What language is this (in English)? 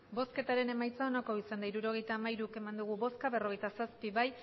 Basque